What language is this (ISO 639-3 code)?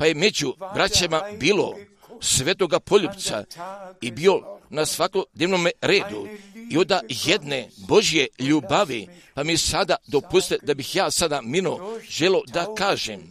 hrv